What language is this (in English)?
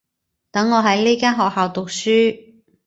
Cantonese